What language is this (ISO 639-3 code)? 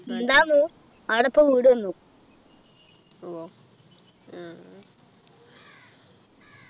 mal